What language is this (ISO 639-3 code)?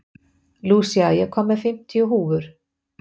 isl